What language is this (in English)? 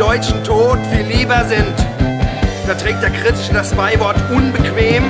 German